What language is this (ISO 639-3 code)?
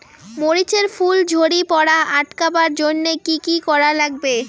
ben